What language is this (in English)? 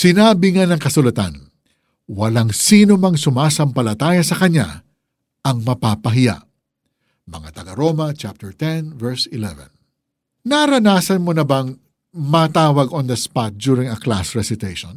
Filipino